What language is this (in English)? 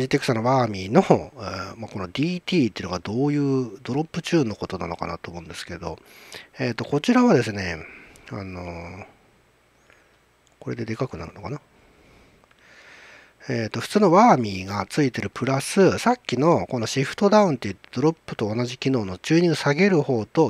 Japanese